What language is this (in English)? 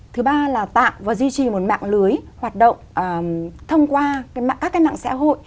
Vietnamese